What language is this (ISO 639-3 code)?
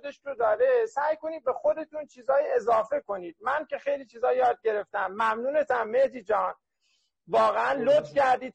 fas